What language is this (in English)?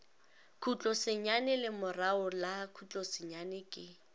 Northern Sotho